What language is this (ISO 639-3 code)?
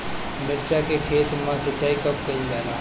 bho